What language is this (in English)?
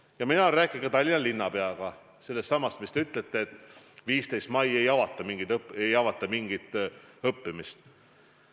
Estonian